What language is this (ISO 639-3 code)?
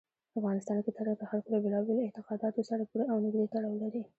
pus